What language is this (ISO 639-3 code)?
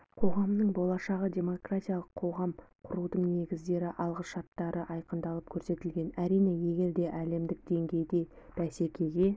kaz